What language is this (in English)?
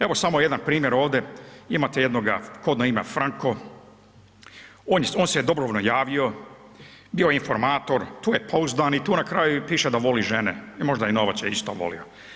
Croatian